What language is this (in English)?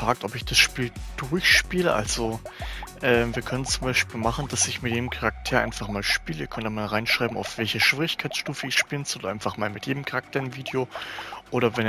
German